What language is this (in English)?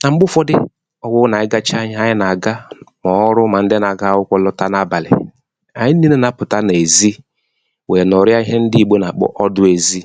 Igbo